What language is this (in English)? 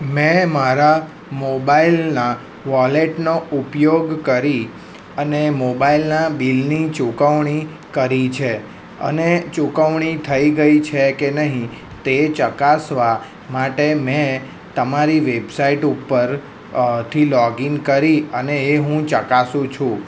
Gujarati